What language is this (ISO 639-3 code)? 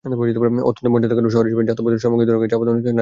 ben